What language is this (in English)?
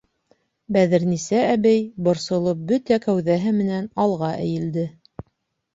Bashkir